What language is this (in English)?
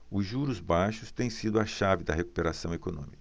Portuguese